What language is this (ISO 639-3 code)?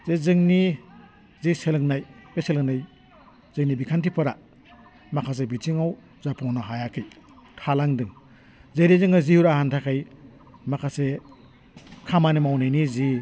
brx